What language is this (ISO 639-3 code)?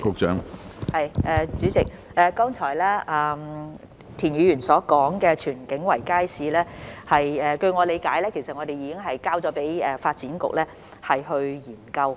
yue